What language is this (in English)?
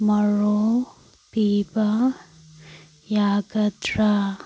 Manipuri